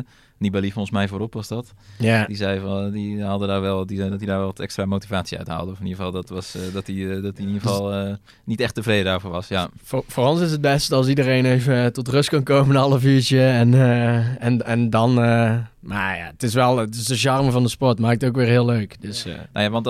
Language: Dutch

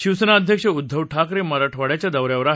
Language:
Marathi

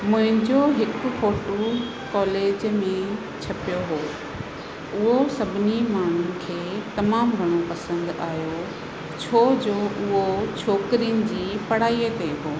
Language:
Sindhi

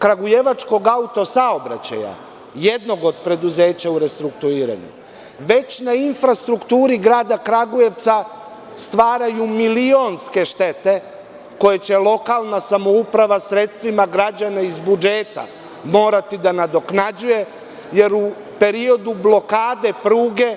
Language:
Serbian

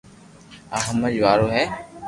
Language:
Loarki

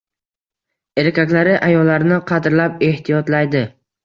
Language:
Uzbek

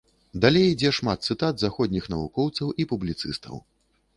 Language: Belarusian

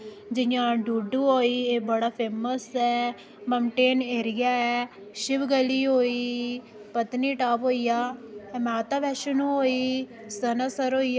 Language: Dogri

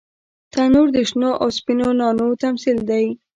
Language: Pashto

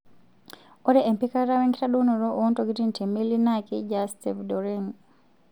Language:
Masai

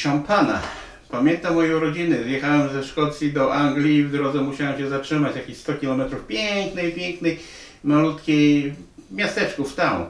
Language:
Polish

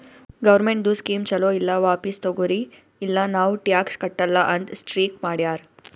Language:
Kannada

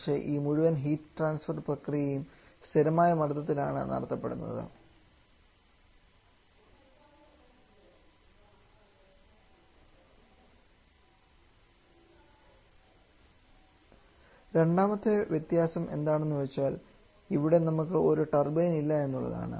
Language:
Malayalam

